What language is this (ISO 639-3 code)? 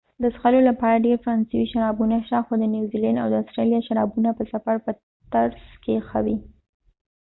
pus